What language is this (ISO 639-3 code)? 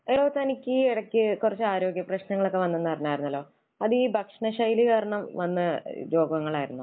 mal